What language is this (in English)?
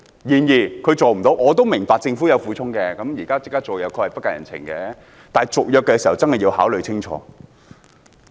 Cantonese